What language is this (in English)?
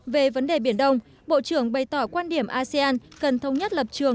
Vietnamese